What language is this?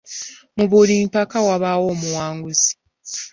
Ganda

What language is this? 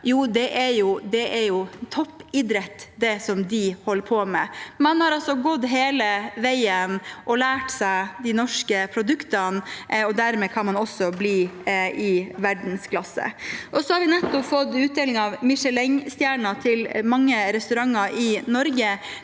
Norwegian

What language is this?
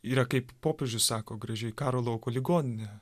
Lithuanian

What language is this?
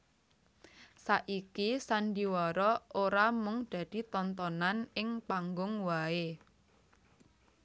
Javanese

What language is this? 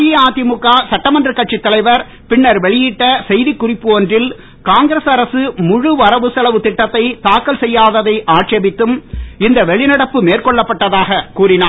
Tamil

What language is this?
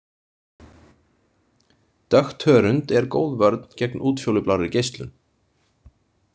Icelandic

